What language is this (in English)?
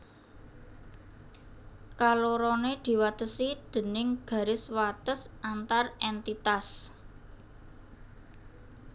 Javanese